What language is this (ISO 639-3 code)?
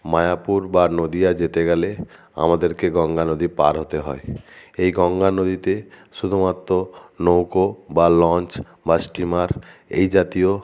ben